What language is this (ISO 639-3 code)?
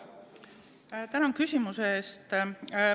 est